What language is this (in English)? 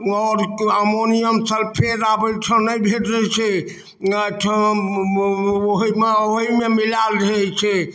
Maithili